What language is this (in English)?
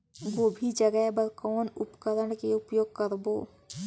Chhattisgarhi